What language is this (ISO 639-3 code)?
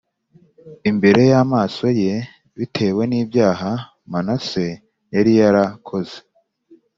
kin